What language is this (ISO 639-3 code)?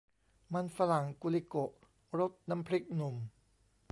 tha